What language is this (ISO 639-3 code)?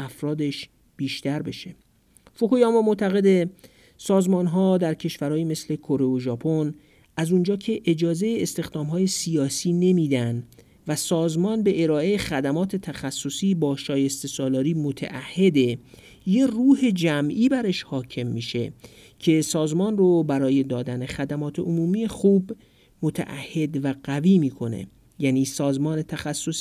fas